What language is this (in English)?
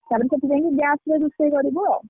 Odia